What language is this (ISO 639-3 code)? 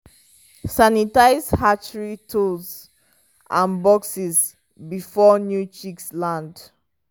pcm